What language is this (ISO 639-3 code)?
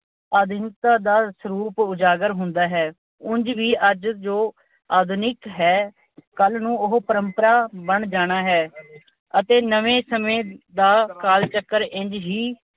pan